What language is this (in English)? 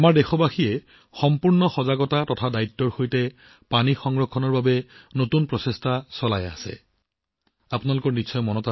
Assamese